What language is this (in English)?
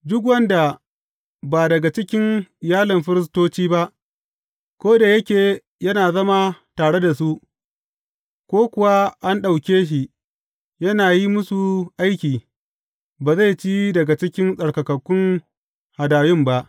Hausa